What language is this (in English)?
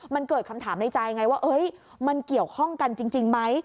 Thai